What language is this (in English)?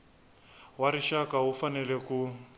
Tsonga